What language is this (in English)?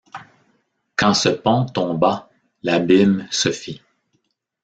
French